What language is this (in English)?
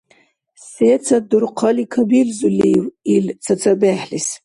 Dargwa